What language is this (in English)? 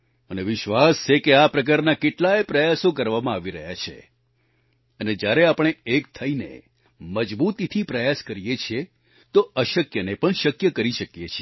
Gujarati